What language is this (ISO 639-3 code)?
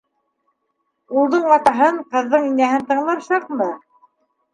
bak